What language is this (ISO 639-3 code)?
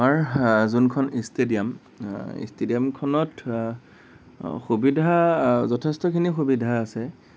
asm